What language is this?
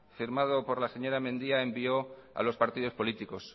Spanish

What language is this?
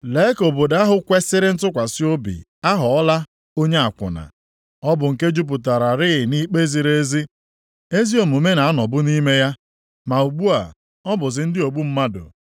Igbo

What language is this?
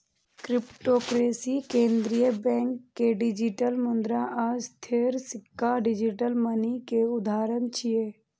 Maithili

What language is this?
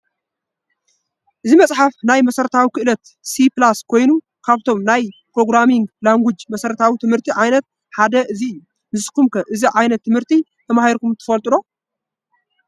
Tigrinya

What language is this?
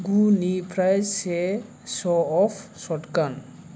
Bodo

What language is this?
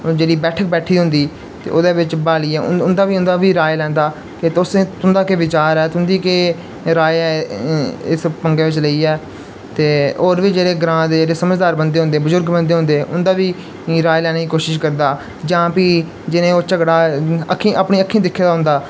Dogri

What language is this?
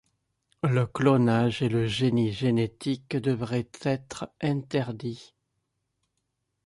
French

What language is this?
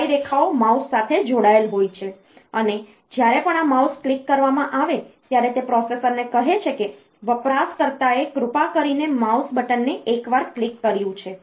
Gujarati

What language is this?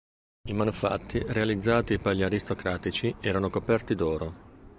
Italian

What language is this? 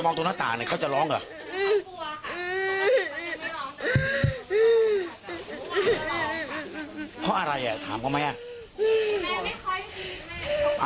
Thai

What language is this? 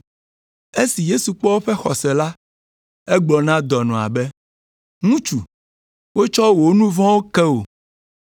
Ewe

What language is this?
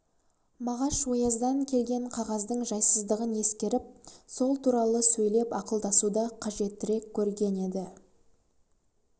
Kazakh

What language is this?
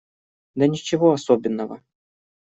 Russian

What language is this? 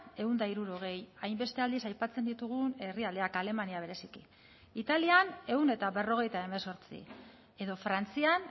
Basque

